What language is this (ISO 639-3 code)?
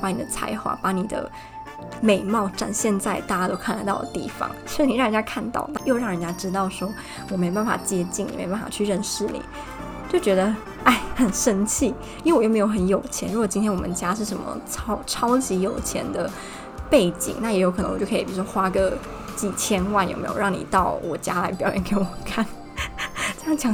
zho